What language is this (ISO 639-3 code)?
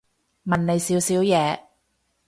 yue